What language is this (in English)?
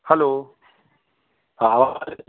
Sindhi